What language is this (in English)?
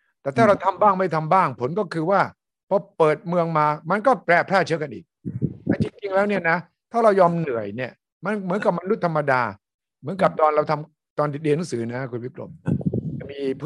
Thai